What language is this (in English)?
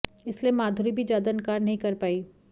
Hindi